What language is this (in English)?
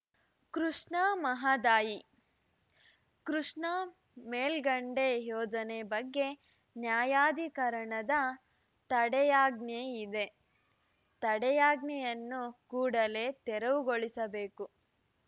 Kannada